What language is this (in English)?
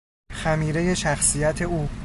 Persian